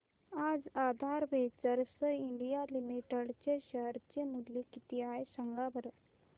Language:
Marathi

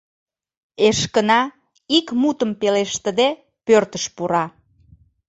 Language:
Mari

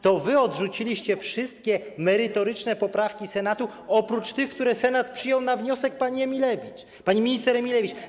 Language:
Polish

